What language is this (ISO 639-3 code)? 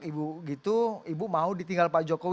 ind